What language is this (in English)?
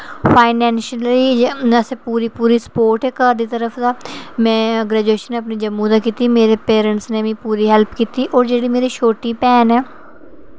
Dogri